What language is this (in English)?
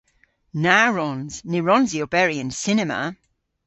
Cornish